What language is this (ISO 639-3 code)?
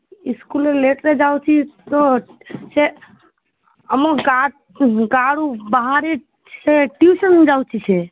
ori